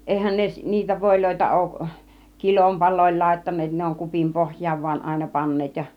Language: Finnish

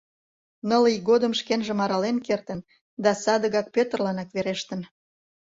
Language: Mari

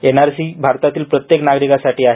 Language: Marathi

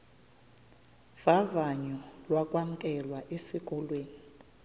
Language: Xhosa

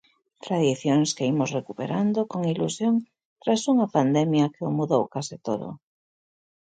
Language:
Galician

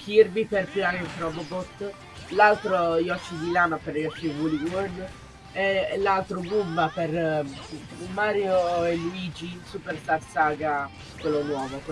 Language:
Italian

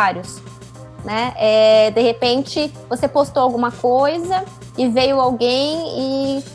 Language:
Portuguese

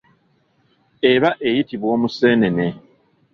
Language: Ganda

